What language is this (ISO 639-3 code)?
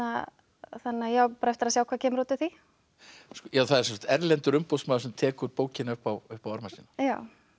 isl